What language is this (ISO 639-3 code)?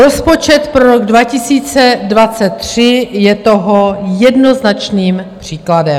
ces